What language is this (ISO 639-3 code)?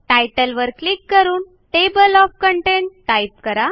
mar